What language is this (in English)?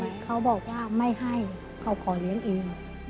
Thai